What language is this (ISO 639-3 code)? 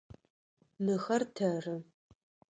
ady